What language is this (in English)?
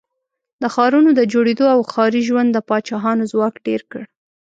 Pashto